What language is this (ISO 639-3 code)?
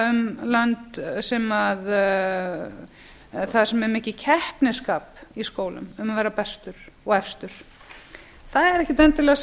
isl